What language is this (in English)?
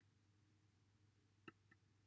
Welsh